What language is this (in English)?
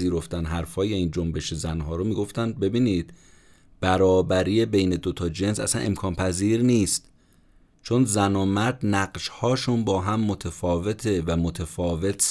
Persian